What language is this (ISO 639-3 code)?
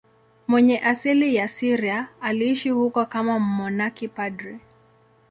swa